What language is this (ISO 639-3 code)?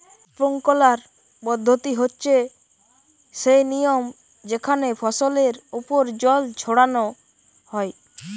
ben